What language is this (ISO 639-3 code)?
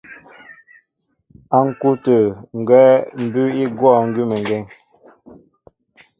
mbo